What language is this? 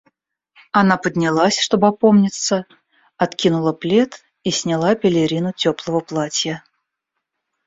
Russian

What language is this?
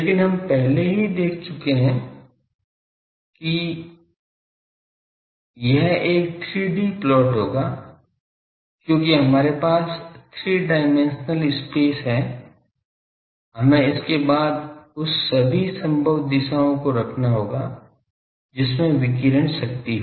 Hindi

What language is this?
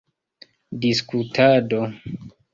Esperanto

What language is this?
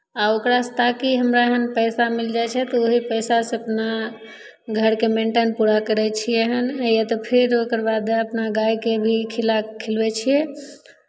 Maithili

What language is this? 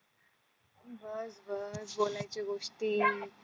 Marathi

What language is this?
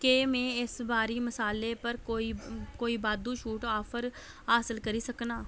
Dogri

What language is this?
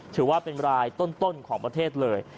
Thai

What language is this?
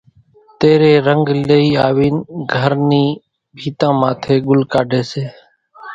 Kachi Koli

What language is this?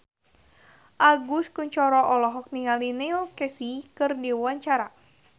Sundanese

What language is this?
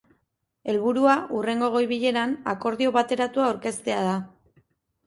Basque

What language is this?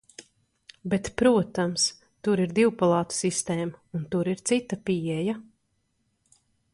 Latvian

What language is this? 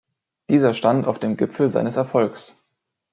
German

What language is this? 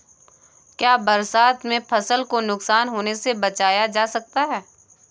Hindi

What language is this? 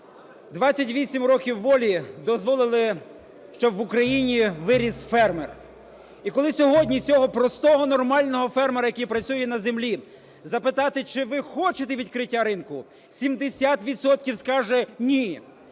Ukrainian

